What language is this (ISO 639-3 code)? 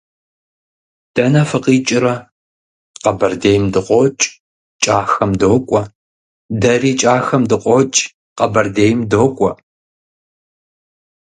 kbd